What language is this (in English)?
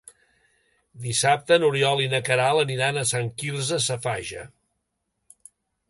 Catalan